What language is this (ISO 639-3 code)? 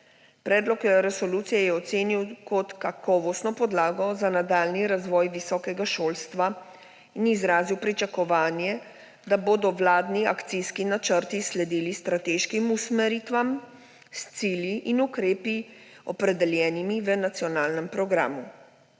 slv